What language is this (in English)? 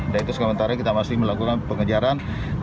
Indonesian